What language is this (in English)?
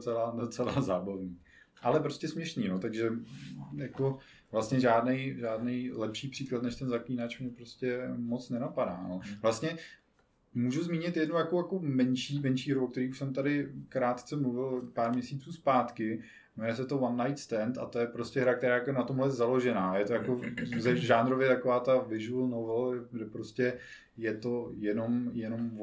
Czech